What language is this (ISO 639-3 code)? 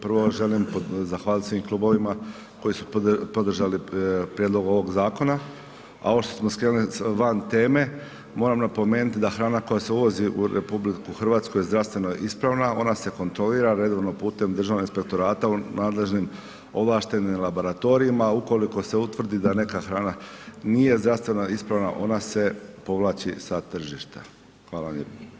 hrv